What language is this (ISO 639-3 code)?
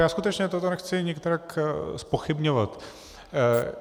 ces